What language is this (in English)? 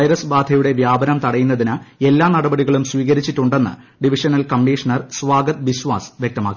Malayalam